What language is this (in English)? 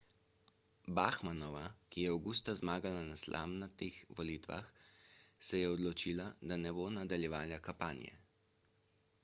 Slovenian